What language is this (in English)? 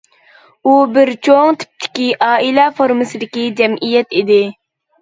Uyghur